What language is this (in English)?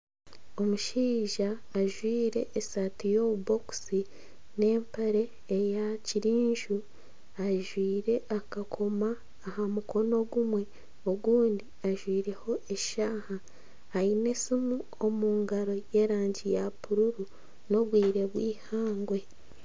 Nyankole